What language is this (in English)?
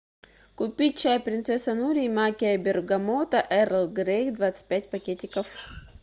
Russian